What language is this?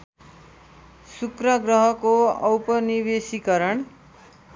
Nepali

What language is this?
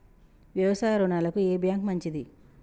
Telugu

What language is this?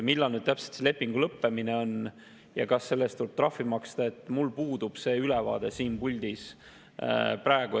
Estonian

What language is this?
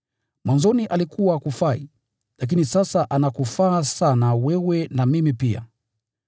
Swahili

